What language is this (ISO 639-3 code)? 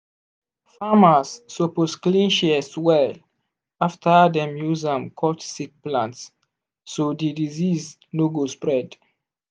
pcm